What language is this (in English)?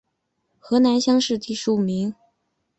Chinese